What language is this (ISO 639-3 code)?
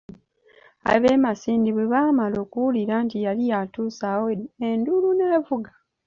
lug